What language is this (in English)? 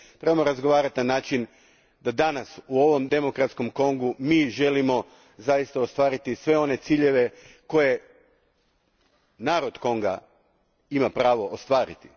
Croatian